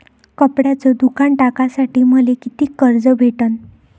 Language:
Marathi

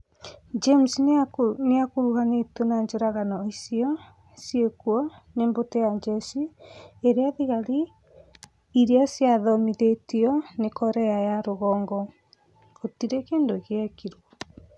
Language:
Kikuyu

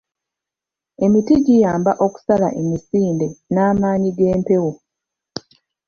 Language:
Ganda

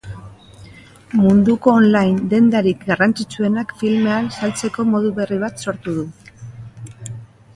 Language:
Basque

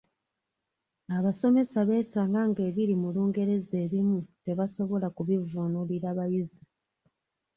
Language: Ganda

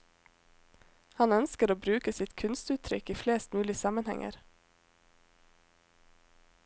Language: Norwegian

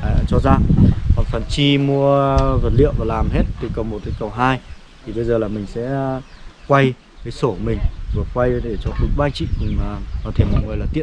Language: Vietnamese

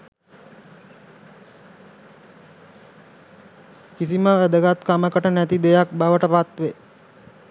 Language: Sinhala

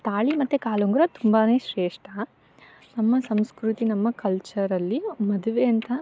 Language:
Kannada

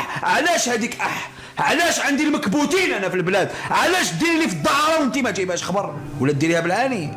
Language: Arabic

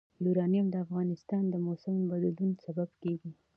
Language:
Pashto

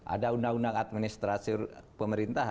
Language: Indonesian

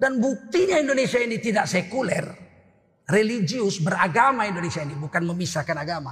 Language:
Indonesian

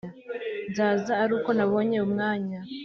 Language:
Kinyarwanda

